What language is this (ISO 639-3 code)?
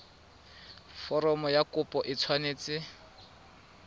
tsn